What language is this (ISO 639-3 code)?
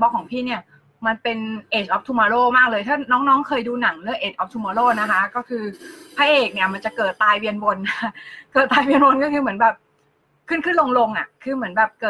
tha